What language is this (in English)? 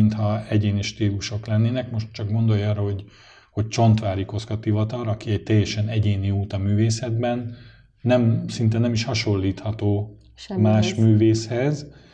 Hungarian